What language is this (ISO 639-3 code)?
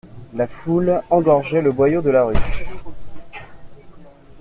fra